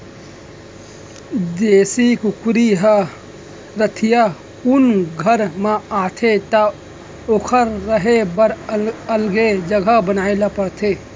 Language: Chhattisgarhi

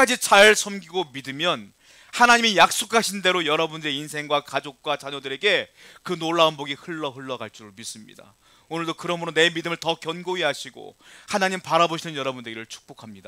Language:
Korean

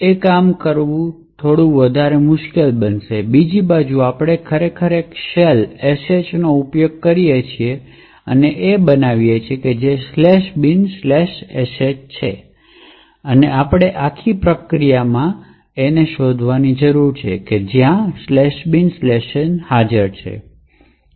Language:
Gujarati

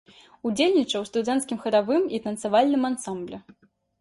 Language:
Belarusian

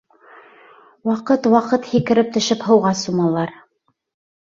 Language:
Bashkir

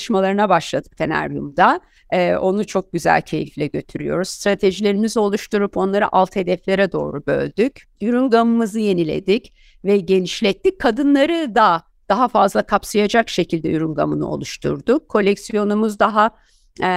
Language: Turkish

